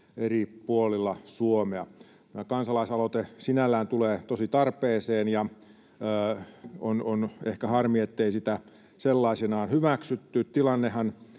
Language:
Finnish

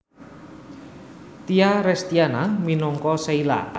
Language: Javanese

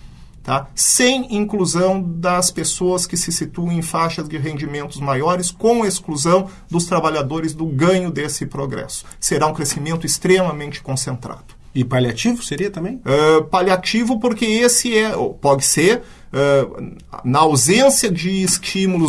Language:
Portuguese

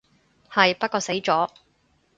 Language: Cantonese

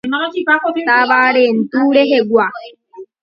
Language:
Guarani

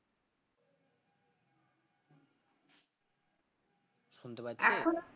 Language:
Bangla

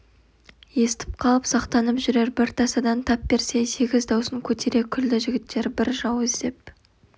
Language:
Kazakh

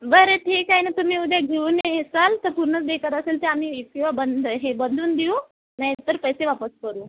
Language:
Marathi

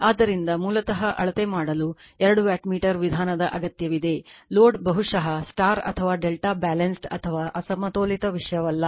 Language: Kannada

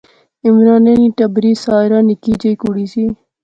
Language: Pahari-Potwari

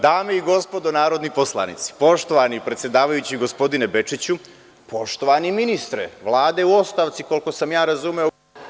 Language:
Serbian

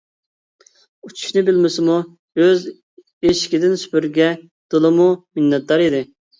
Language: Uyghur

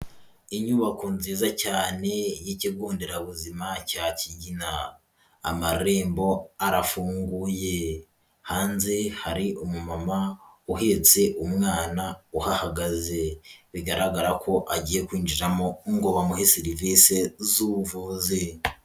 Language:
Kinyarwanda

